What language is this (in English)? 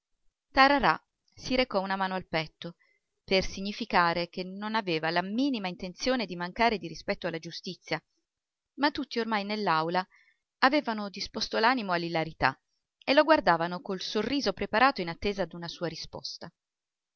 Italian